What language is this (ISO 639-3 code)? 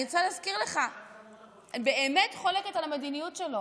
heb